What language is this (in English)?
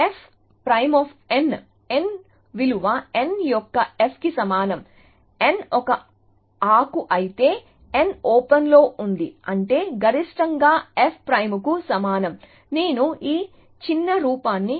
Telugu